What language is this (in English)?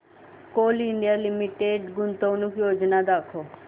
Marathi